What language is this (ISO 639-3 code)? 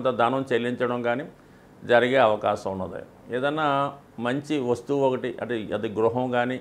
tel